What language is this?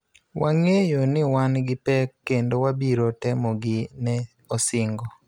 Luo (Kenya and Tanzania)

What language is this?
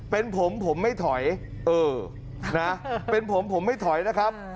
Thai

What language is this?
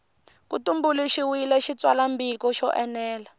Tsonga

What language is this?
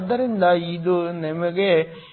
Kannada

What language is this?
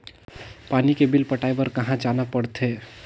Chhattisgarhi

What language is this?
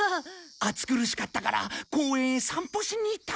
Japanese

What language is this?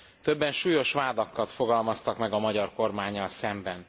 Hungarian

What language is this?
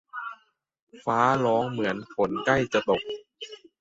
Thai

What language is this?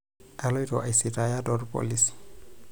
Masai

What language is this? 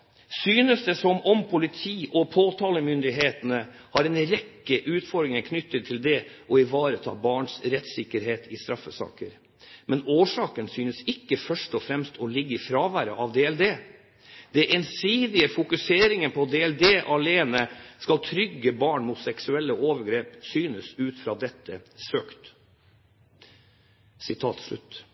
Norwegian Bokmål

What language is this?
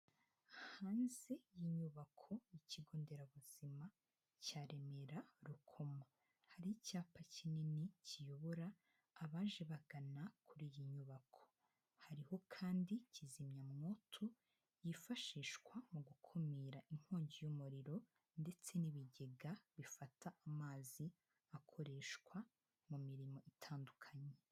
Kinyarwanda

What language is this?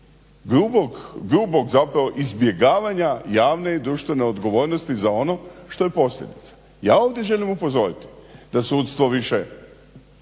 Croatian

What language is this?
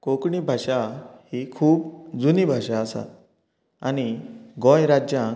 Konkani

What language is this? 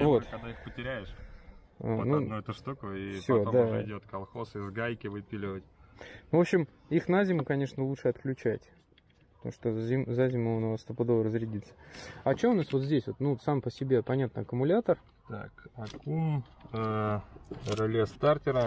Russian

